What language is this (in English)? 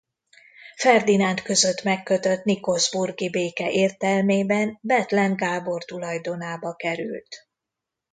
Hungarian